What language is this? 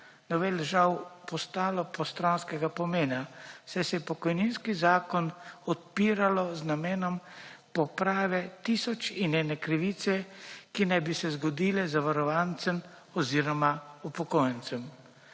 Slovenian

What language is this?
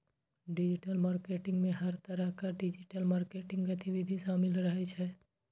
Maithili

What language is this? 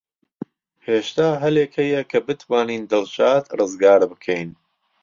Central Kurdish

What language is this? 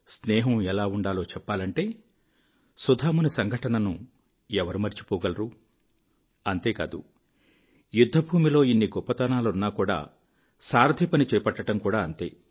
Telugu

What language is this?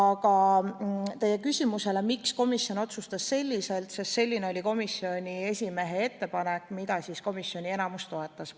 Estonian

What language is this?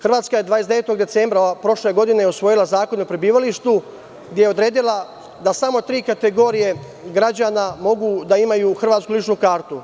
Serbian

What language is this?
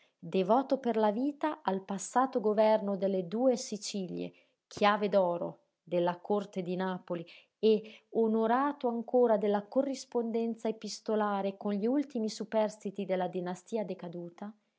Italian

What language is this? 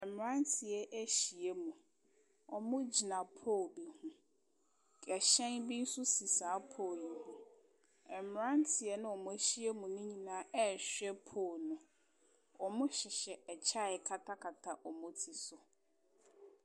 Akan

